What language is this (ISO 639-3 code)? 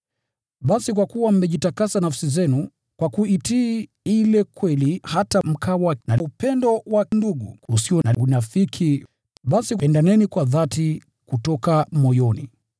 swa